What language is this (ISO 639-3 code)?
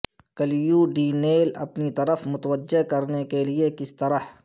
urd